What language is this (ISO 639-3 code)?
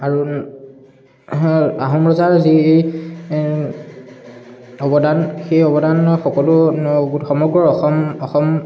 asm